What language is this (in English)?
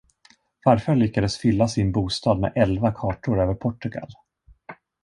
Swedish